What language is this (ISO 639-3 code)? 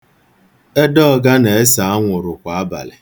ibo